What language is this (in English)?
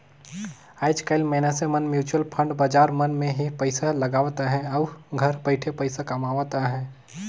Chhattisgarhi